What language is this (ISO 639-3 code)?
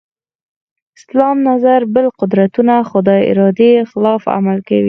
pus